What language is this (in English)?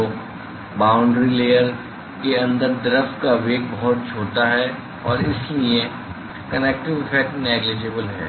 Hindi